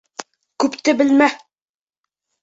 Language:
Bashkir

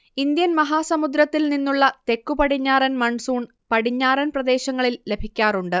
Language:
Malayalam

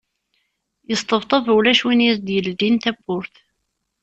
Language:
Kabyle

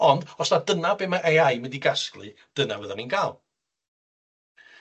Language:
Welsh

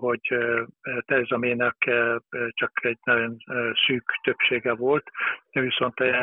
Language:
Hungarian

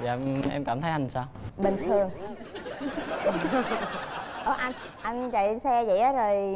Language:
Vietnamese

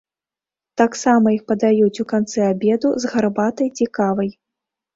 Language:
Belarusian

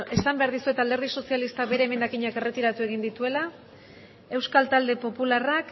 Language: Basque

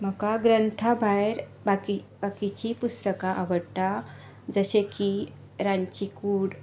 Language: Konkani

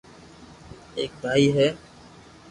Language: Loarki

